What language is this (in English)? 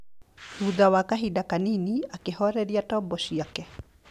Kikuyu